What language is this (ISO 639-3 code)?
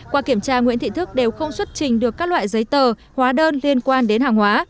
vie